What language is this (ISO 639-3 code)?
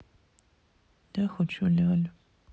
rus